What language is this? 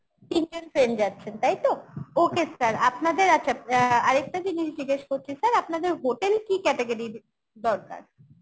Bangla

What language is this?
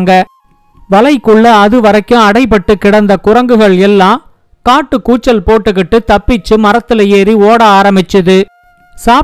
Tamil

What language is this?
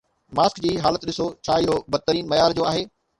Sindhi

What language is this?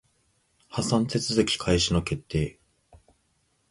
Japanese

